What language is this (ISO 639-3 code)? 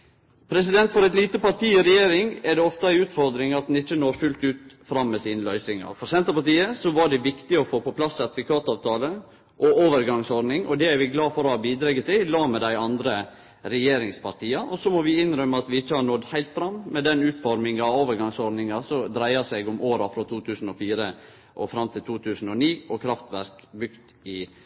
nno